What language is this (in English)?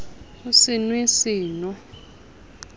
Southern Sotho